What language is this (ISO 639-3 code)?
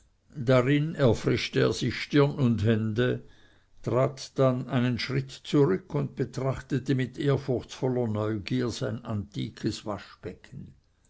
deu